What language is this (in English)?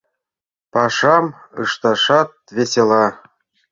Mari